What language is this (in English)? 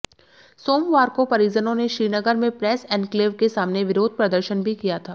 Hindi